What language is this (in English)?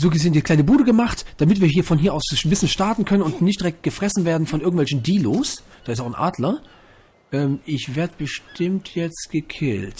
German